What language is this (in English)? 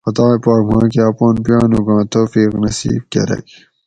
Gawri